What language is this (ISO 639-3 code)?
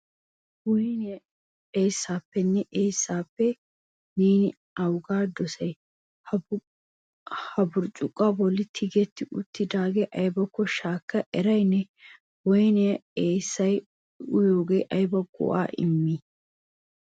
wal